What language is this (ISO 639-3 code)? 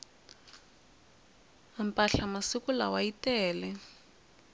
tso